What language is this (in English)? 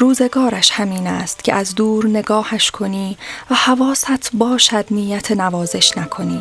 Persian